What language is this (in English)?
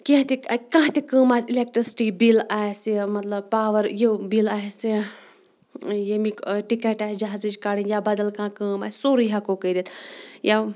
Kashmiri